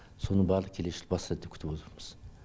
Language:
Kazakh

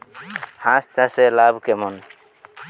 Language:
Bangla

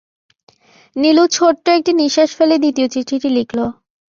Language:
Bangla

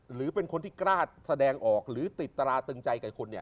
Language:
Thai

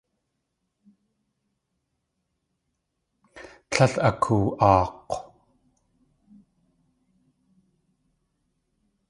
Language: Tlingit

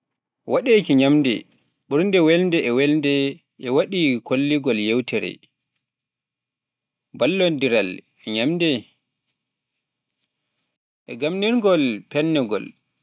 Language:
Pular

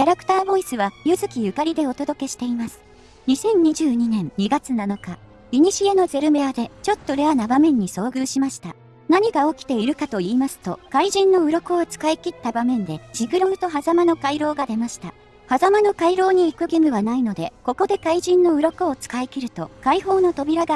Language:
Japanese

